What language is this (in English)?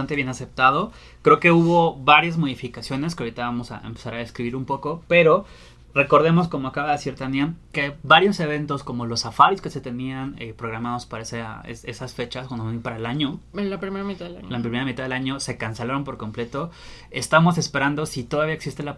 Spanish